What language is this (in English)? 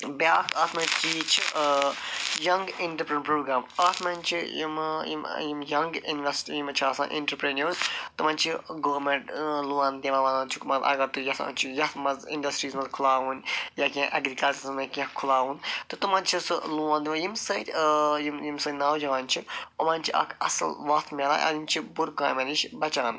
Kashmiri